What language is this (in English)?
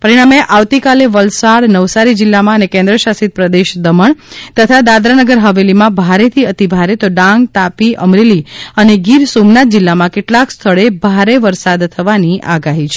Gujarati